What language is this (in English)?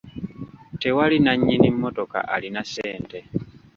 Ganda